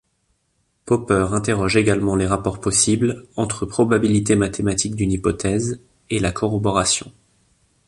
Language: French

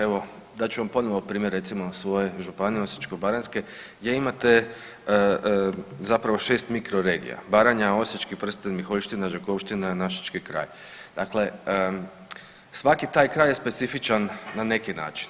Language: Croatian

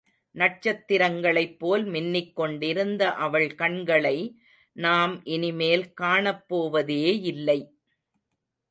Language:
Tamil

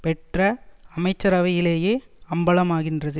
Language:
Tamil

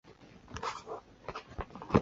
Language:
Chinese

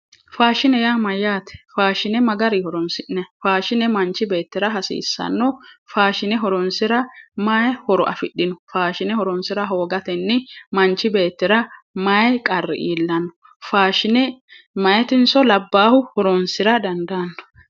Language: Sidamo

